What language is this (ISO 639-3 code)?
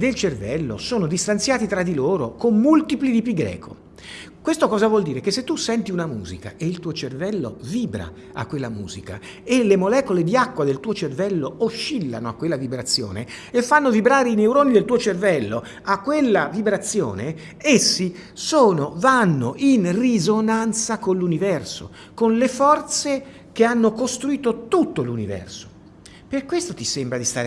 ita